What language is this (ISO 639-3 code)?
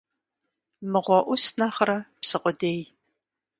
kbd